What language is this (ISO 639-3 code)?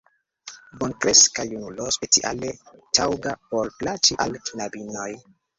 epo